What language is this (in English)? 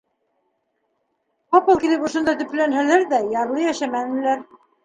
Bashkir